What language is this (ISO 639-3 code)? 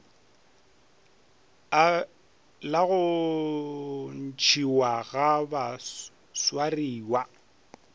nso